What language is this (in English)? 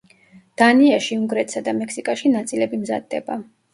Georgian